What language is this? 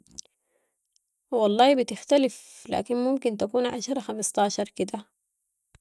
Sudanese Arabic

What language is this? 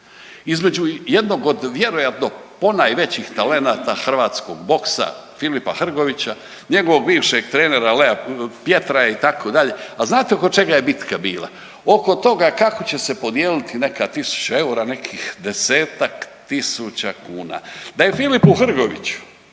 Croatian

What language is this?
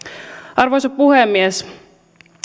Finnish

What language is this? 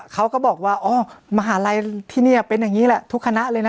Thai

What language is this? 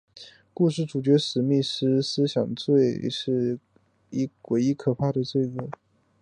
Chinese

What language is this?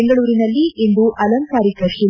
Kannada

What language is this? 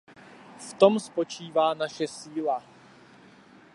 Czech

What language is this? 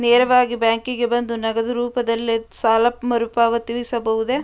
Kannada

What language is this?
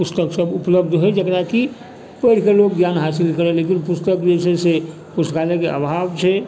Maithili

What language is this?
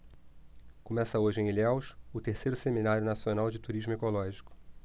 Portuguese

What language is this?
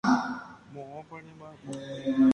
Guarani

